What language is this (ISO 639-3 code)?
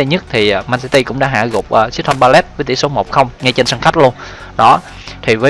vie